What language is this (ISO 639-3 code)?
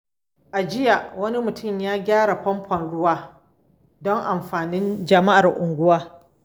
hau